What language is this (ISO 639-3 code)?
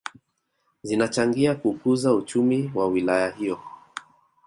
swa